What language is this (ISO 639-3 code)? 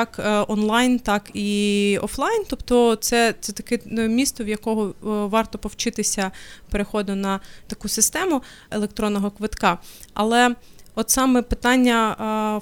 ukr